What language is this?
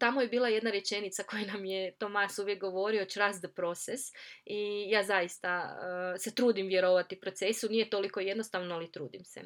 Croatian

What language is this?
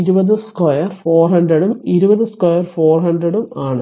Malayalam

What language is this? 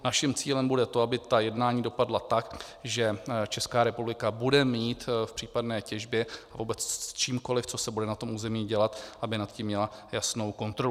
Czech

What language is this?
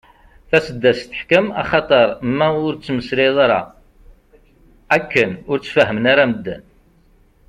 Kabyle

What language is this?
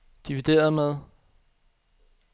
Danish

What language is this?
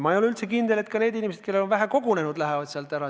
Estonian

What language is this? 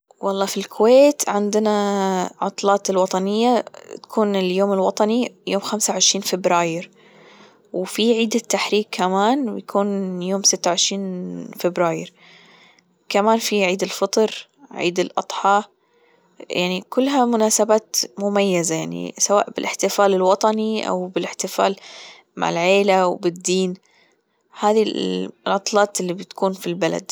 Gulf Arabic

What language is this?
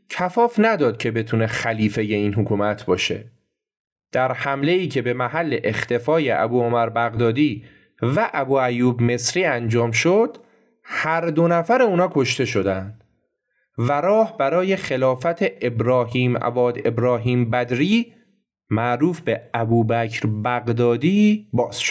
Persian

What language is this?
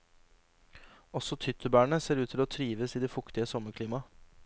Norwegian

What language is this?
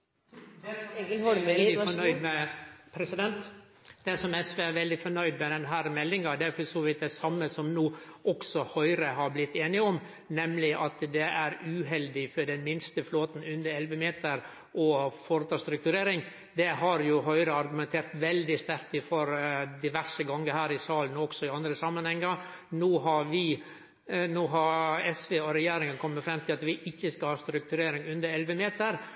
Norwegian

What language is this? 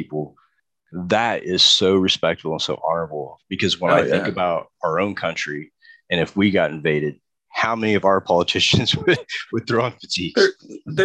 English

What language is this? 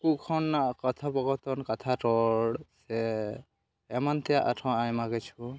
Santali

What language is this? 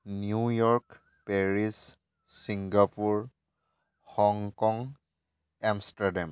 Assamese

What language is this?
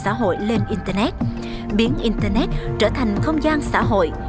Vietnamese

